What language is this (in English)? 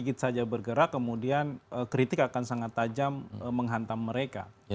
Indonesian